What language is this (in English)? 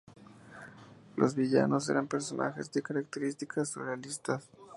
Spanish